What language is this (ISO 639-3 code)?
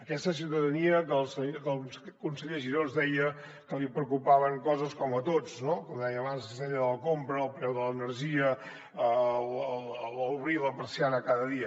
cat